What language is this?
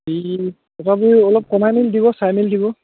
Assamese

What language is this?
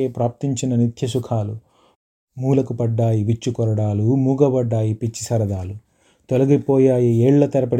Telugu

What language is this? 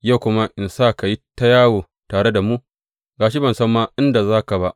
Hausa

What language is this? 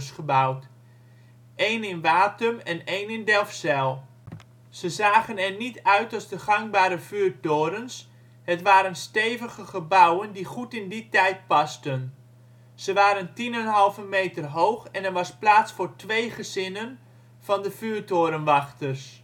Dutch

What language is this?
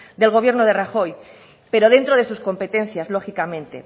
Spanish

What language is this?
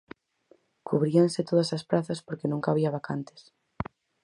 Galician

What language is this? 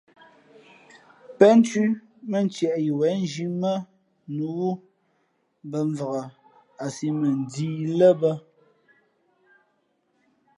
Fe'fe'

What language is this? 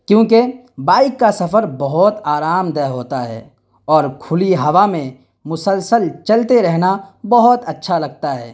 Urdu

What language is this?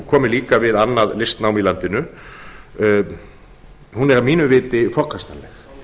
Icelandic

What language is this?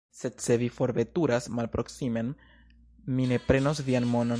Esperanto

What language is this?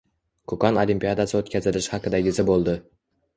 Uzbek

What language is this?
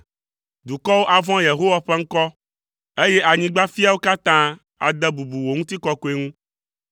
Ewe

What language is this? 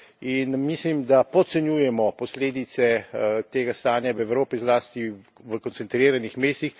Slovenian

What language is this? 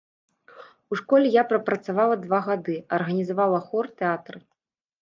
Belarusian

